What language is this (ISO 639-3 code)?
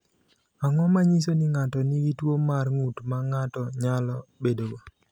luo